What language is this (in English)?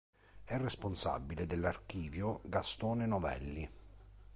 Italian